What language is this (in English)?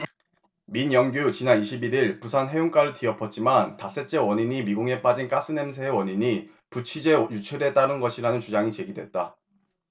Korean